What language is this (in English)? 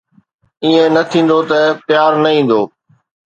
Sindhi